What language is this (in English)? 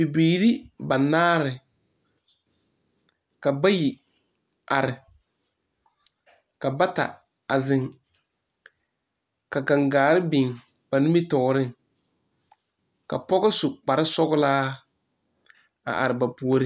Southern Dagaare